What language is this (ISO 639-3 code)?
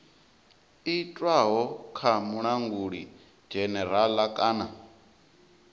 ven